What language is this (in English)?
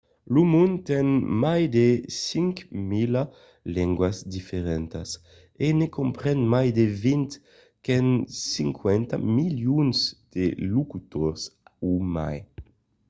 Occitan